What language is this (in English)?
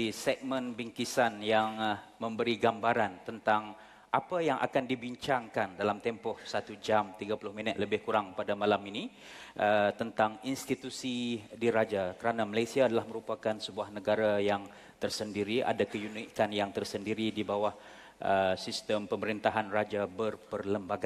Malay